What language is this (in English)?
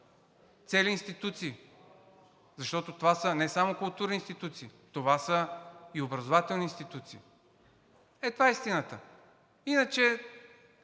Bulgarian